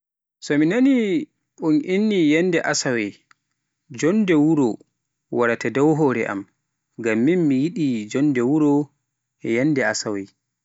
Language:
Pular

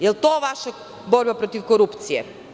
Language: Serbian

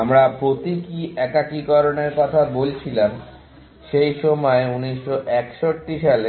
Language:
Bangla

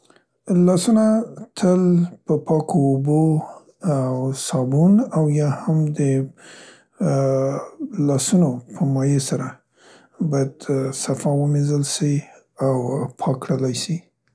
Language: Central Pashto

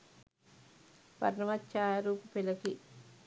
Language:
Sinhala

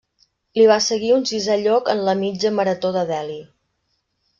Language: Catalan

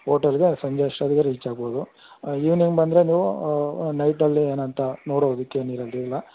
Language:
Kannada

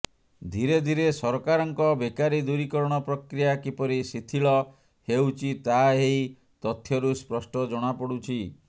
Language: Odia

